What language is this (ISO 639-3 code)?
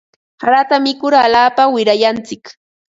qva